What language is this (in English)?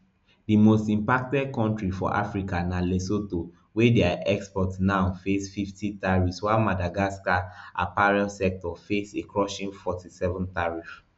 Nigerian Pidgin